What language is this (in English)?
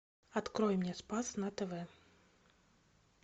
Russian